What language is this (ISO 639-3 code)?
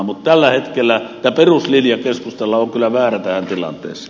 fin